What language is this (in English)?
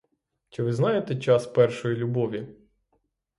Ukrainian